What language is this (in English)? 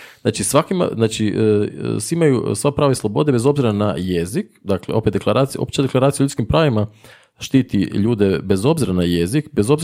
Croatian